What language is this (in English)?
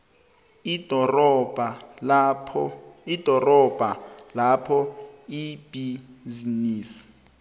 South Ndebele